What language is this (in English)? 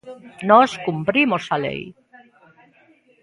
Galician